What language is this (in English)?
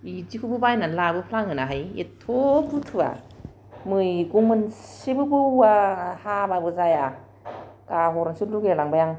Bodo